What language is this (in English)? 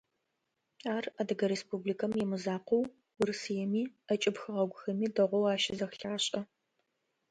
Adyghe